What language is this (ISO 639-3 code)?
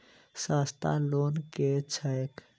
mai